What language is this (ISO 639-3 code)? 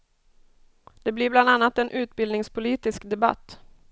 swe